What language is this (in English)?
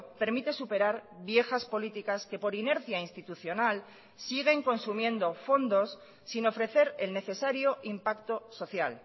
Spanish